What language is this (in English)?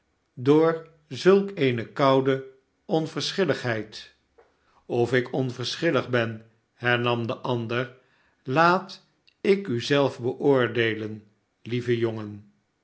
Dutch